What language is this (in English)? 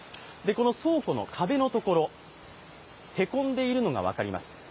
Japanese